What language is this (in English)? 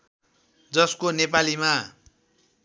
Nepali